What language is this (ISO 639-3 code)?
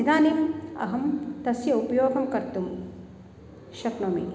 san